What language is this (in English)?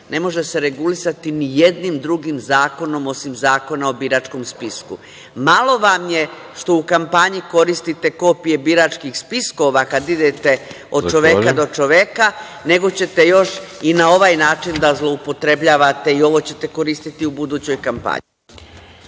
Serbian